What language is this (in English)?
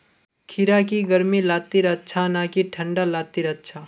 Magahi